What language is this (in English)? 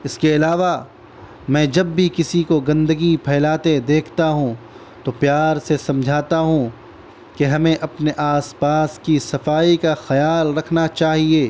Urdu